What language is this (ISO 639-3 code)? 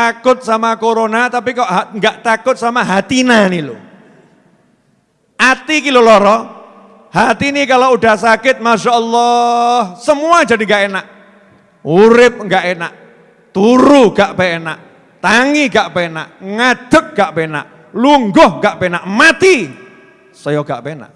ind